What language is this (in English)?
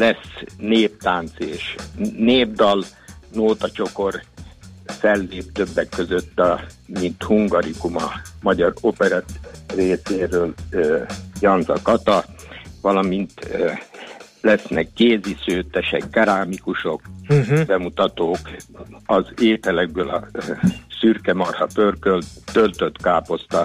Hungarian